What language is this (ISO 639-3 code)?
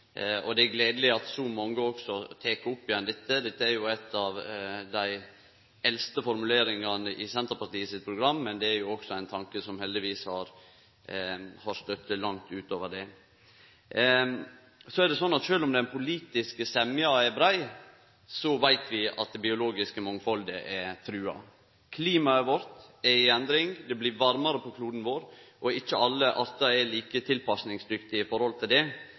nno